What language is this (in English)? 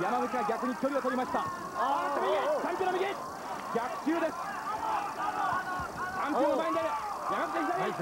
Japanese